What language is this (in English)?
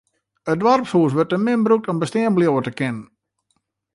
Western Frisian